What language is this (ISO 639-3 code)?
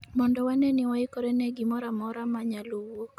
luo